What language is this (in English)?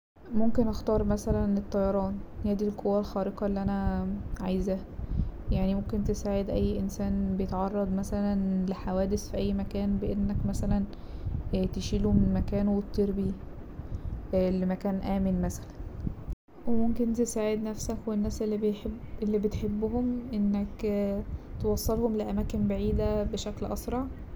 Egyptian Arabic